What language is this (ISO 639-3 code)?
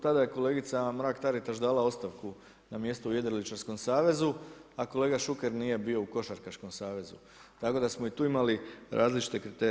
hrv